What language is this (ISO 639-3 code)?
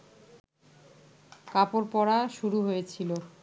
ben